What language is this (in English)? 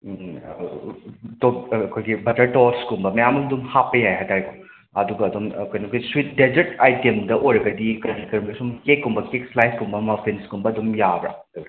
Manipuri